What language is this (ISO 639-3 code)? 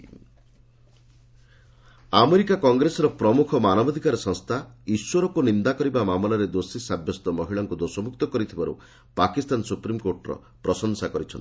ori